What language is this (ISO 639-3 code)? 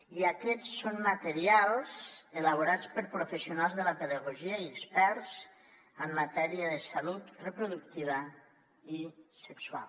cat